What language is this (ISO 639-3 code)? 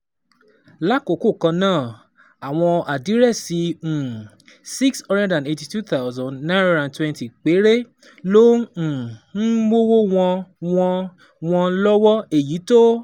yor